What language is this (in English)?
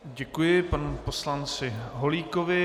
Czech